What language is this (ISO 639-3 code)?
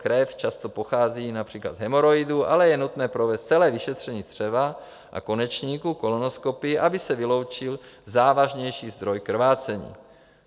ces